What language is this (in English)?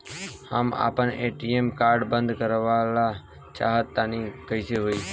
Bhojpuri